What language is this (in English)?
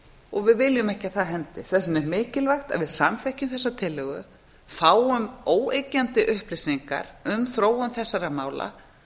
Icelandic